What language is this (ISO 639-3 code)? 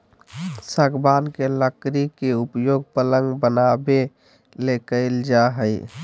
mag